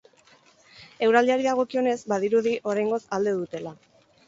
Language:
Basque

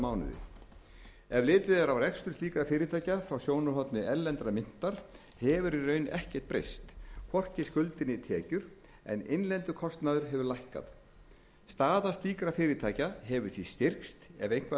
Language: Icelandic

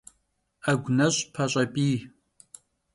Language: Kabardian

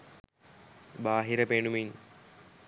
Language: Sinhala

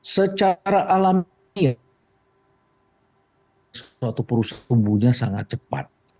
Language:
Indonesian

